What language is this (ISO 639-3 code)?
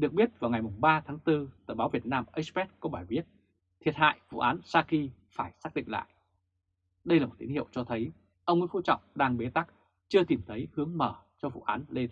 vie